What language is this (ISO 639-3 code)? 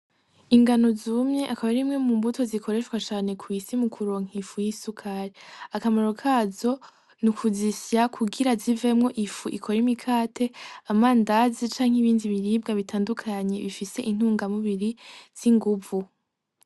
run